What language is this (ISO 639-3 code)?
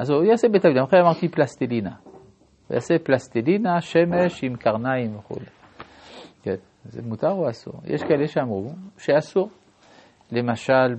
heb